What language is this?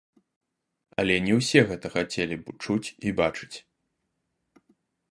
Belarusian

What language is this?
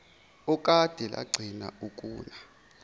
Zulu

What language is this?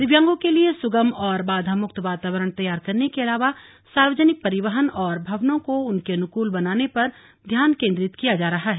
Hindi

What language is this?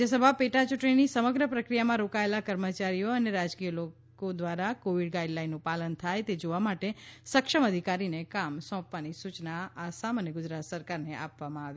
Gujarati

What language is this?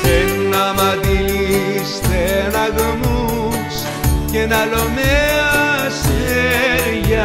Greek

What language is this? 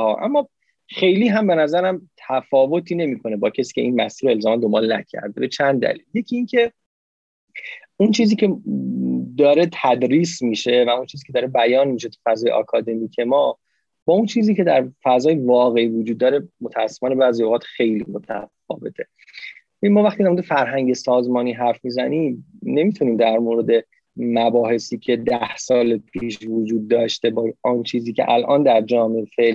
Persian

